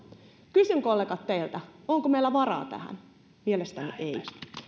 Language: Finnish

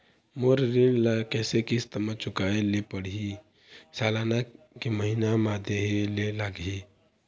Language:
Chhattisgarhi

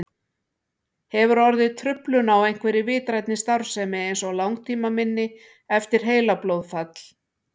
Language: Icelandic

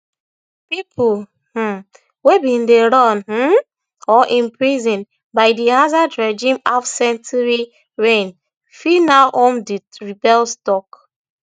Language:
Nigerian Pidgin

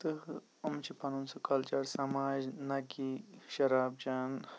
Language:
Kashmiri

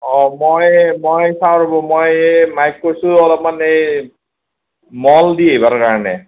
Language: Assamese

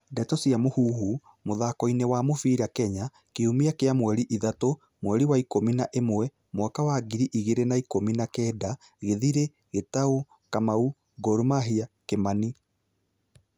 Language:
Kikuyu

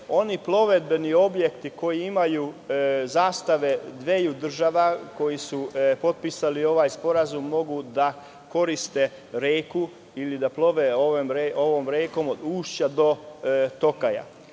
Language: Serbian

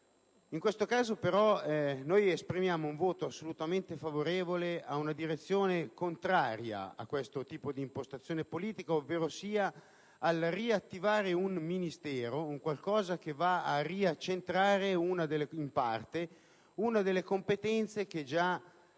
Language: Italian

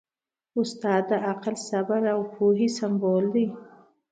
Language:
Pashto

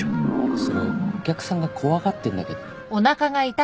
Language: Japanese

